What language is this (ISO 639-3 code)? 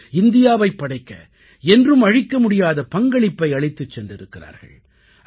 tam